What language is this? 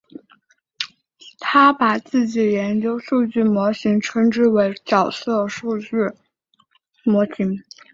Chinese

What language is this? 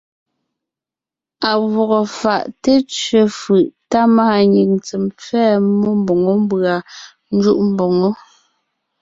Ngiemboon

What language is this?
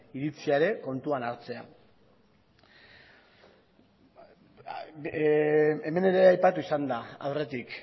Basque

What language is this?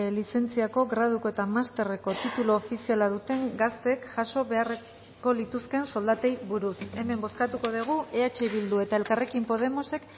Basque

